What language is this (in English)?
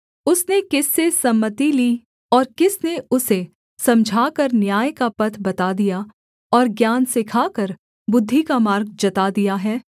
Hindi